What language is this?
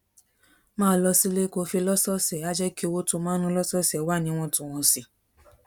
Yoruba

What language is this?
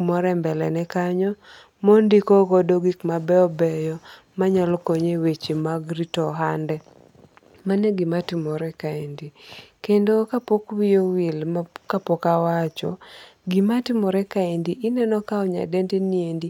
Luo (Kenya and Tanzania)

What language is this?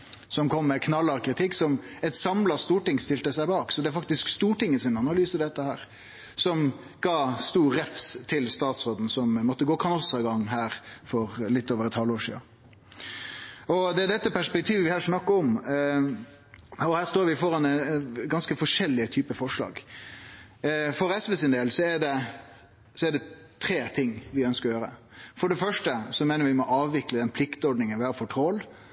Norwegian Nynorsk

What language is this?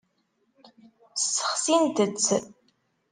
Kabyle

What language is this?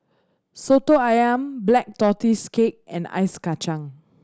English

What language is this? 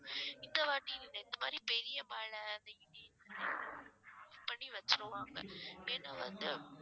Tamil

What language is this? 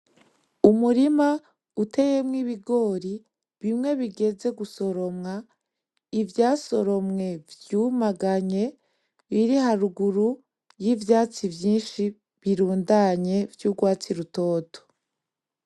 Rundi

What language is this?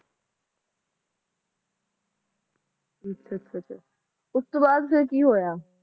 Punjabi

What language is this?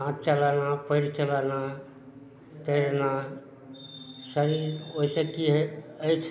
Maithili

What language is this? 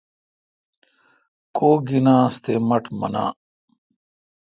Kalkoti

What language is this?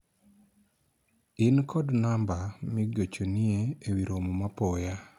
Luo (Kenya and Tanzania)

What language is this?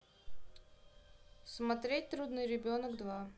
Russian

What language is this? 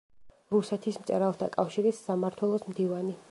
Georgian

